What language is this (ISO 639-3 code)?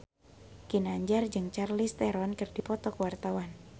sun